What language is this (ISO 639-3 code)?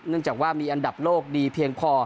tha